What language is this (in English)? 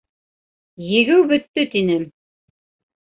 Bashkir